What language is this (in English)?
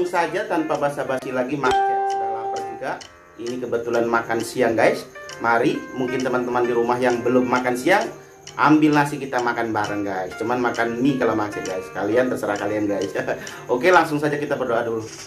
Indonesian